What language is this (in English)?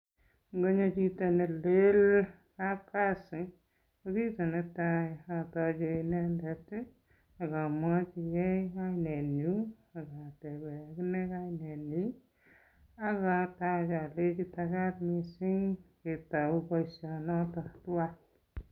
Kalenjin